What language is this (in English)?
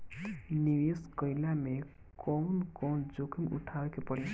Bhojpuri